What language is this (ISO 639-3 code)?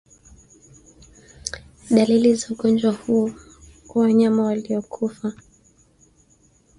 swa